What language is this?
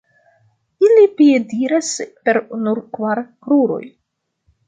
Esperanto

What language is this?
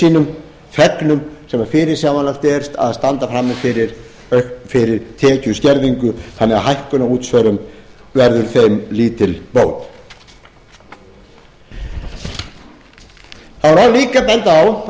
Icelandic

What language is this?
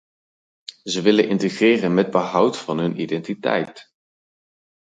Dutch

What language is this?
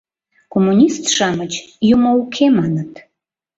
Mari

